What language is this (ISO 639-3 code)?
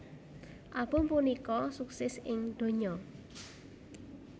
jav